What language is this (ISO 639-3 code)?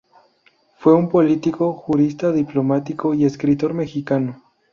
spa